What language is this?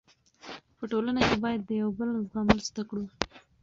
Pashto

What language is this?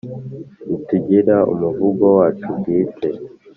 Kinyarwanda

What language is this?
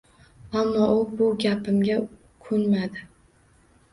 Uzbek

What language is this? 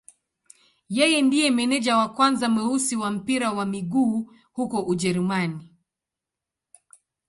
Swahili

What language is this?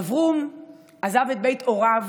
Hebrew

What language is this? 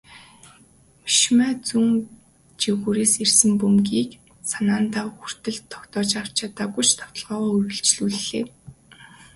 Mongolian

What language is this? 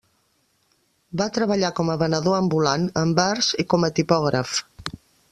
Catalan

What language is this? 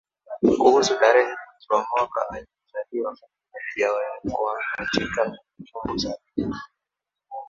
Swahili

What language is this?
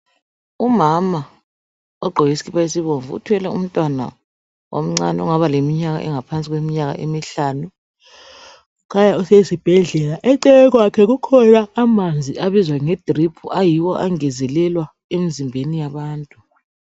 North Ndebele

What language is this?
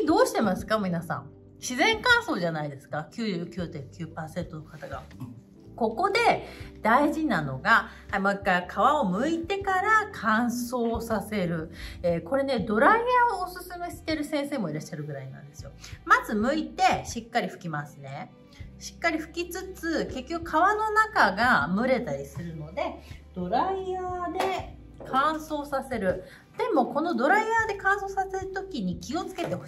Japanese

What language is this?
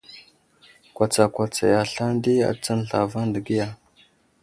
Wuzlam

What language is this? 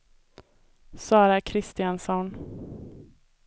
Swedish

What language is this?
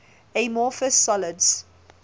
English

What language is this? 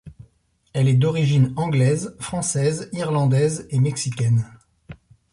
French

